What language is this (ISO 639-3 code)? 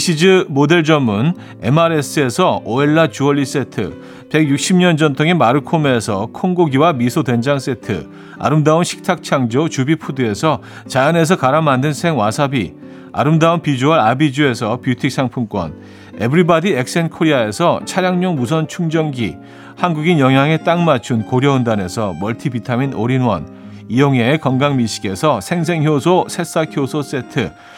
kor